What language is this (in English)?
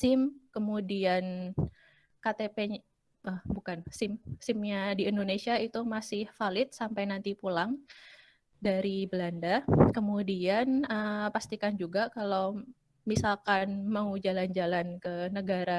Indonesian